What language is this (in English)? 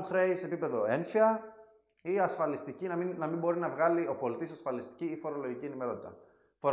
Greek